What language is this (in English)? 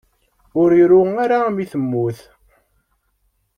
Kabyle